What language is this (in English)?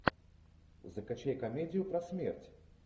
Russian